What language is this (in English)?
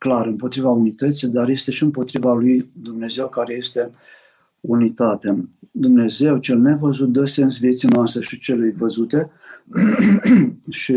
Romanian